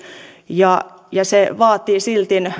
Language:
Finnish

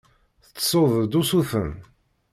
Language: Kabyle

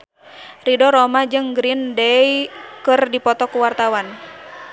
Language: Sundanese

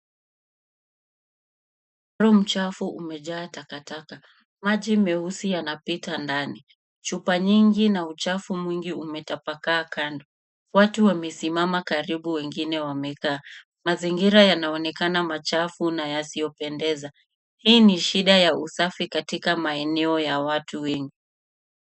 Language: Swahili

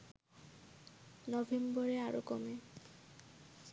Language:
Bangla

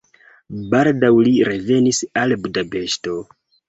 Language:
Esperanto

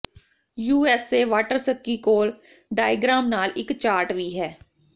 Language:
Punjabi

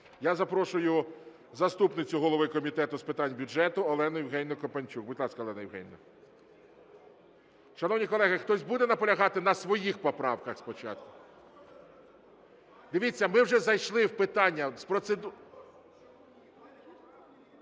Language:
Ukrainian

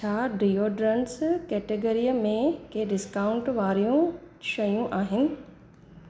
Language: Sindhi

